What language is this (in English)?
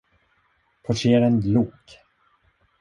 Swedish